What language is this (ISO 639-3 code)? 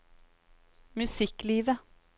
nor